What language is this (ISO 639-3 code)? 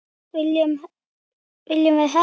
isl